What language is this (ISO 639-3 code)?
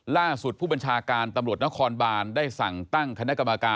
tha